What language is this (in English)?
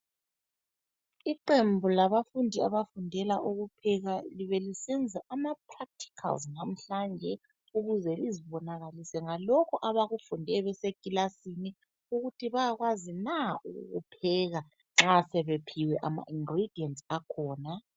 North Ndebele